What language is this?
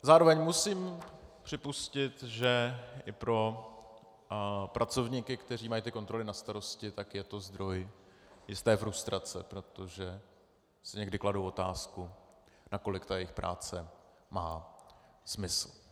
Czech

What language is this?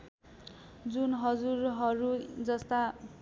Nepali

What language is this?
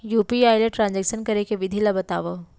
Chhattisgarhi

